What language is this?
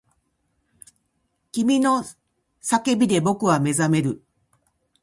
Japanese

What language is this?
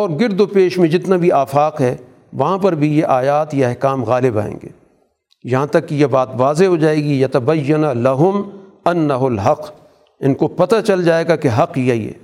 Urdu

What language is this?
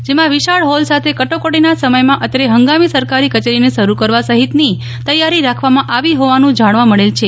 Gujarati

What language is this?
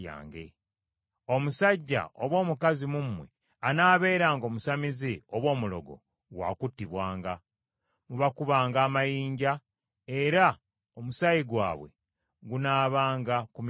Ganda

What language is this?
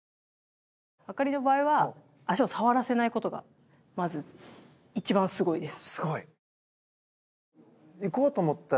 Japanese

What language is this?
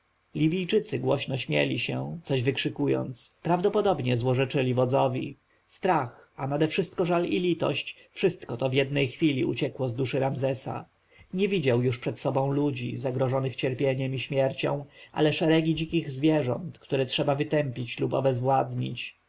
Polish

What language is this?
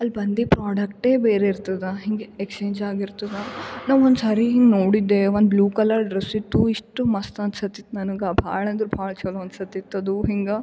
Kannada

